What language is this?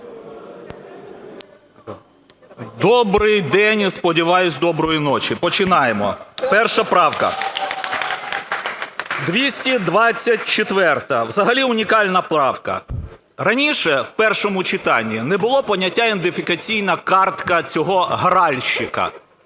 Ukrainian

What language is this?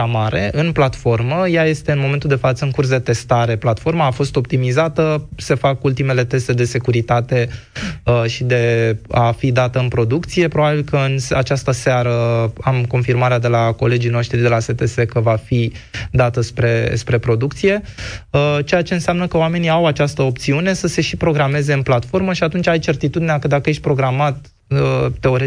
Romanian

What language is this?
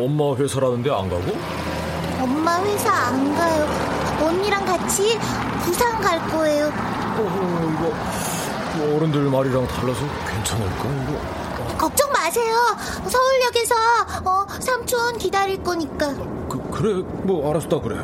Korean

